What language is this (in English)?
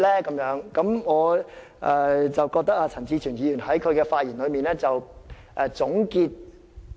Cantonese